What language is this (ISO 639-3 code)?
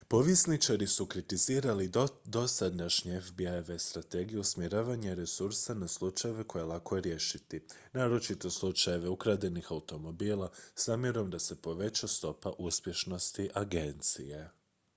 hrv